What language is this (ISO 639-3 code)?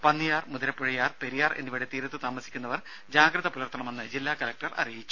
mal